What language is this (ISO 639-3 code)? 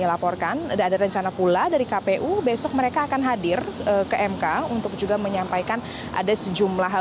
ind